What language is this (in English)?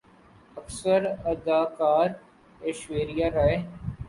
Urdu